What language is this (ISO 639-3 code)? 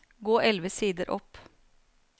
nor